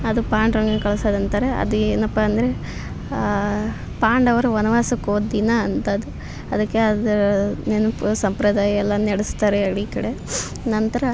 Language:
Kannada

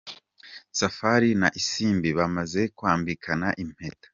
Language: Kinyarwanda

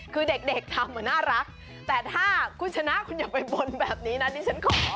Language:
Thai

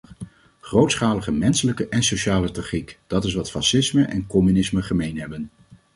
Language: Dutch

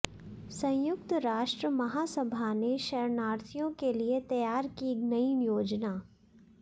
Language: Hindi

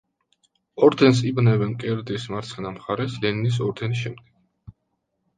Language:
Georgian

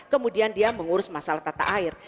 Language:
Indonesian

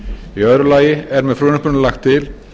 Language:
Icelandic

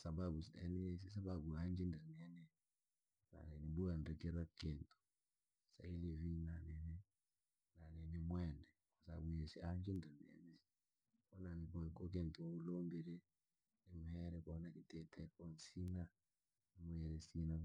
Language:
Langi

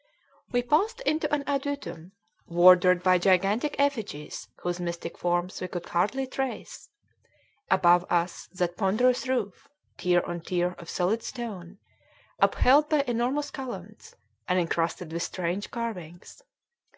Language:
English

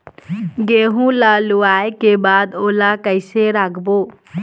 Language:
Chhattisgarhi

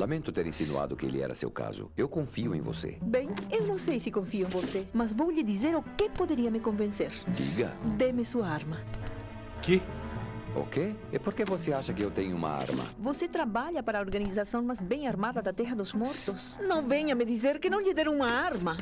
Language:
Portuguese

